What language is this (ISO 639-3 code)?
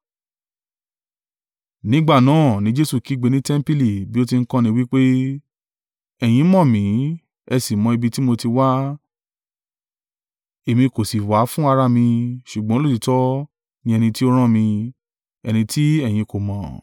yor